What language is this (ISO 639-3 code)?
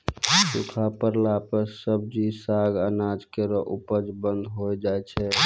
mai